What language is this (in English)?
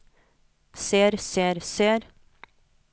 Norwegian